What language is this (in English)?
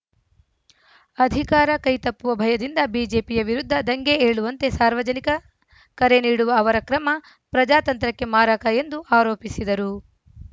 Kannada